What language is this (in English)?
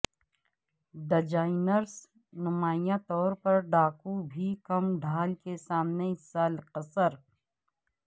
Urdu